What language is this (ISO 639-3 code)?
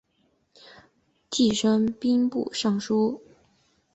zho